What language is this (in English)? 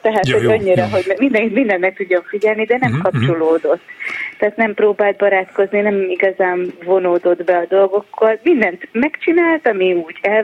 Hungarian